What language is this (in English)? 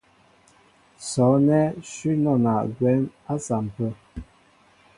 Mbo (Cameroon)